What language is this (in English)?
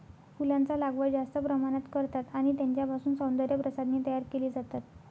Marathi